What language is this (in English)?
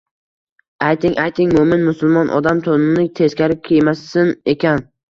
Uzbek